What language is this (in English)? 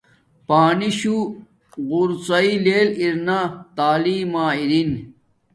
Domaaki